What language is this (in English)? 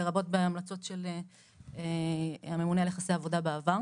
Hebrew